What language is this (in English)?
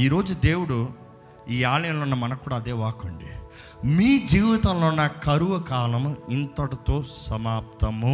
Telugu